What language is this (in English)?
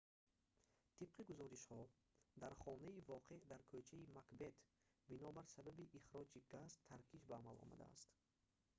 Tajik